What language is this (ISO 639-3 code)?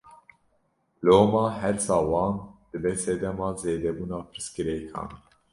kur